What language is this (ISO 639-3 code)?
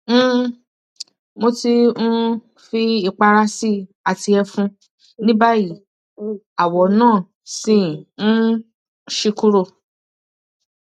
yor